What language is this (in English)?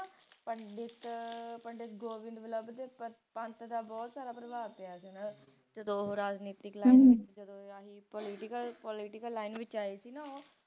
Punjabi